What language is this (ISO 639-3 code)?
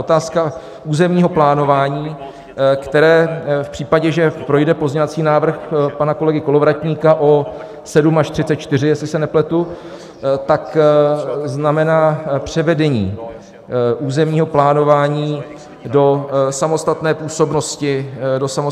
ces